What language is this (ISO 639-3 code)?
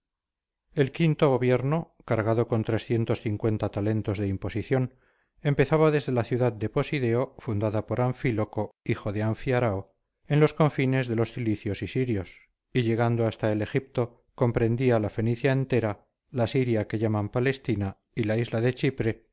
spa